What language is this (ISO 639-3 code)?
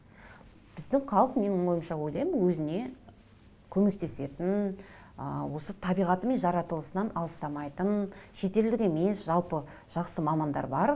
kaz